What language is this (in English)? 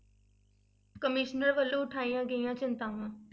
Punjabi